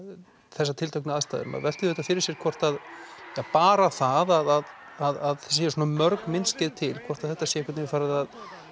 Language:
Icelandic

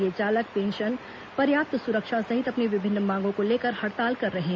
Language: Hindi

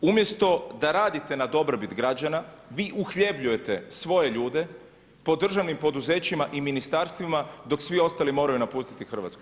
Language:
Croatian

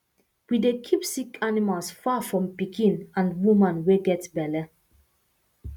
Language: Nigerian Pidgin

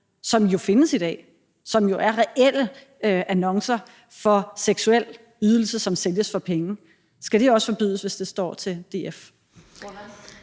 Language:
Danish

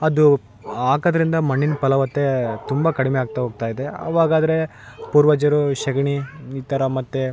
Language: Kannada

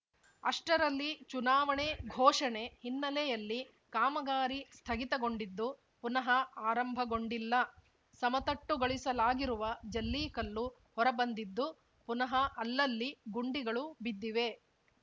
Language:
Kannada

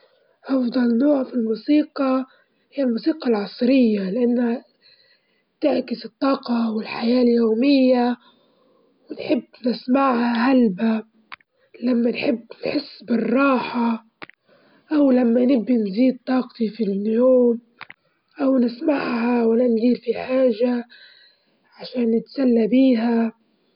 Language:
Libyan Arabic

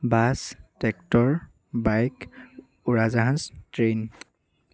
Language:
Assamese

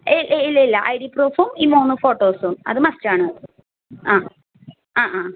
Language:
Malayalam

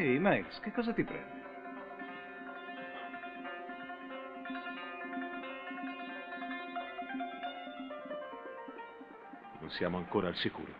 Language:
Italian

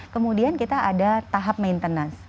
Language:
Indonesian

